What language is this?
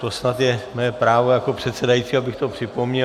Czech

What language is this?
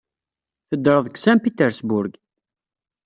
Kabyle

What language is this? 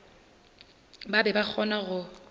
Northern Sotho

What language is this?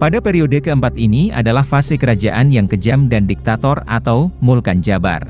Indonesian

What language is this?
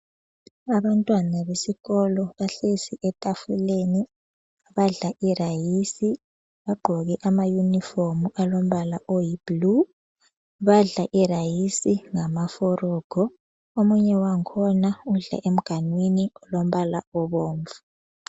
North Ndebele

